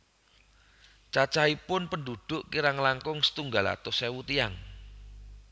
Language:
Javanese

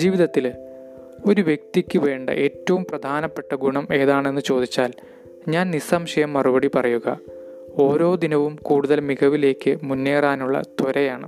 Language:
Malayalam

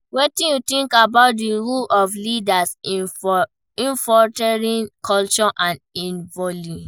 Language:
Nigerian Pidgin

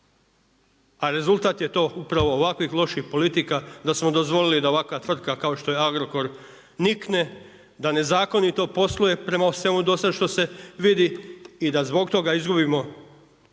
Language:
Croatian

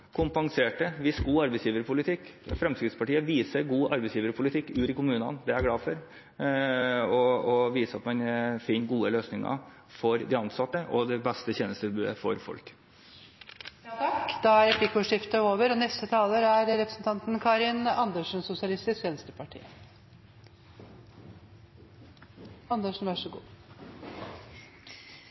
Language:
Norwegian Bokmål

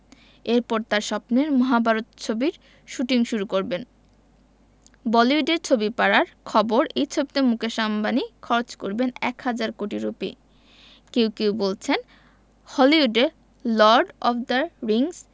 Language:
Bangla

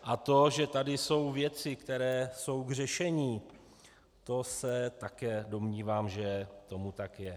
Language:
Czech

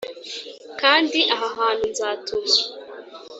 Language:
Kinyarwanda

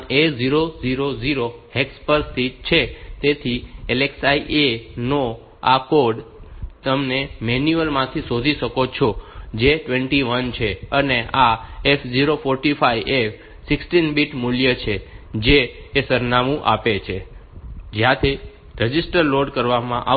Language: Gujarati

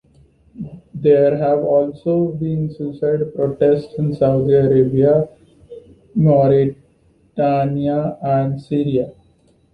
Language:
English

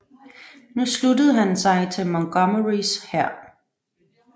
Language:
Danish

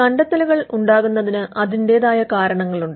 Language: Malayalam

